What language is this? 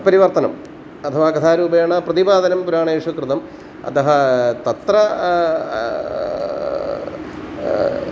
Sanskrit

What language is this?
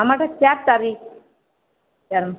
Odia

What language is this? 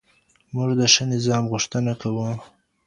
Pashto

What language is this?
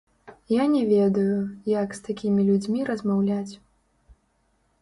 Belarusian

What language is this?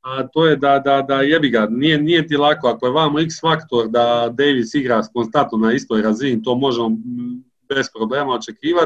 Croatian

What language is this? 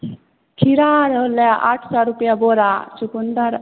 Maithili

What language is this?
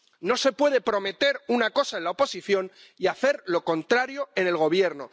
Spanish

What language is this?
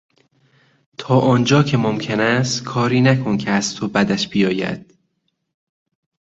Persian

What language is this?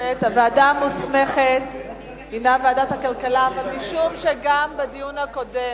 Hebrew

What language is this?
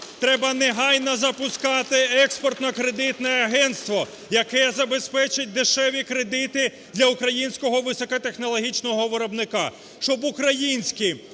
Ukrainian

